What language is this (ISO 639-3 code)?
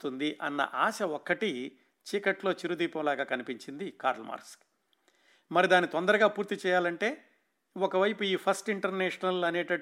tel